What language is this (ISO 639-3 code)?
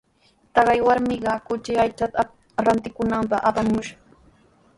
qws